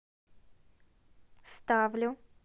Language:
Russian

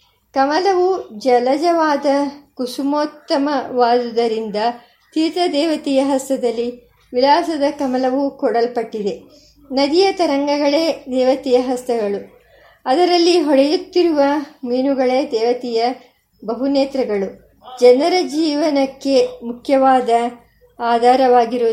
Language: Kannada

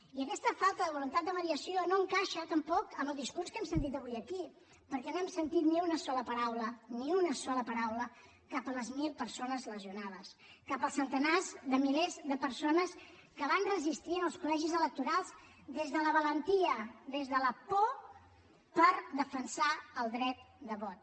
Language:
Catalan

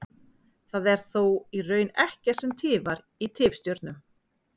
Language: Icelandic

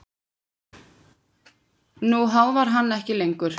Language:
Icelandic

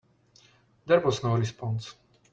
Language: English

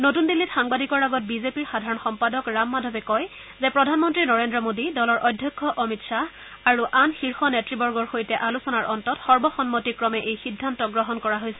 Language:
Assamese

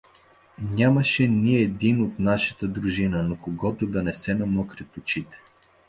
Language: Bulgarian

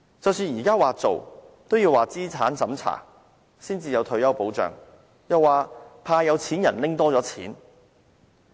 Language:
Cantonese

